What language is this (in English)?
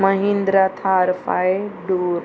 Konkani